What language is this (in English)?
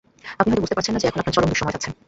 Bangla